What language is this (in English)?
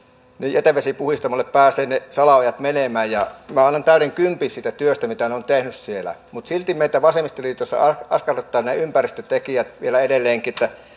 Finnish